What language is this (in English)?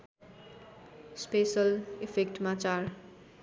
Nepali